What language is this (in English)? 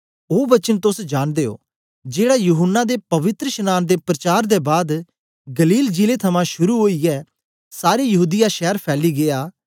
Dogri